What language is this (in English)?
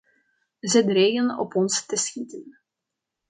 Dutch